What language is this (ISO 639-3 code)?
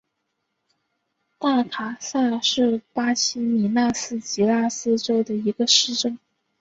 zho